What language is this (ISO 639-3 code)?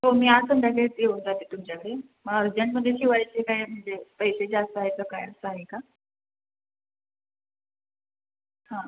mar